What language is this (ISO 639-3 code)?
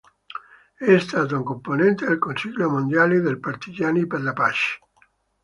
ita